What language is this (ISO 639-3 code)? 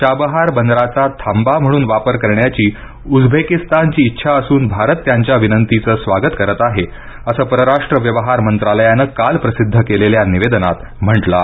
mar